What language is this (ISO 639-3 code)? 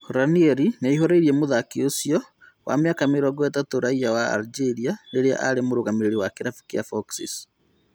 kik